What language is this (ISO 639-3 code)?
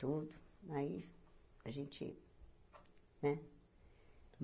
por